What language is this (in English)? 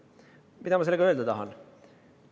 Estonian